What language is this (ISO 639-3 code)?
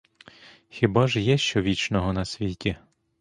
ukr